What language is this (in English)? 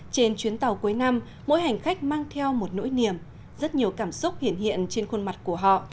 Vietnamese